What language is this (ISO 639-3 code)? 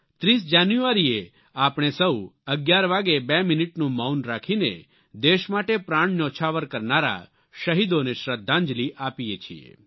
guj